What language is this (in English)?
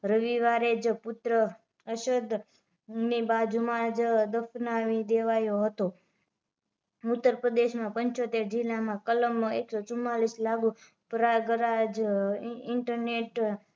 Gujarati